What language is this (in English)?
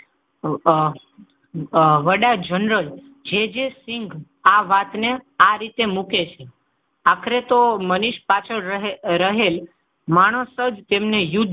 Gujarati